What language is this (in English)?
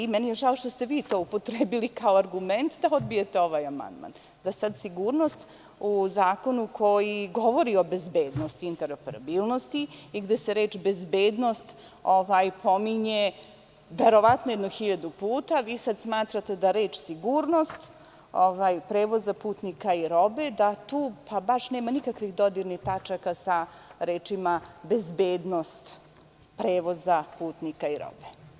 Serbian